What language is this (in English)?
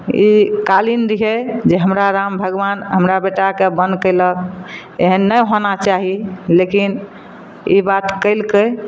Maithili